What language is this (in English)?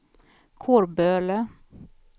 Swedish